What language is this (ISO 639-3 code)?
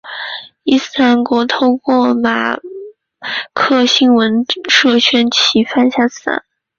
zho